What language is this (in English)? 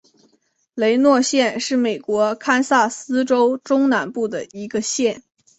Chinese